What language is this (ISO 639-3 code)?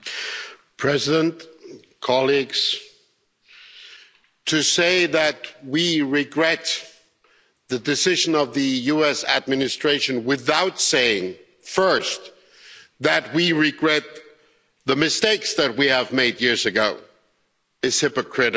eng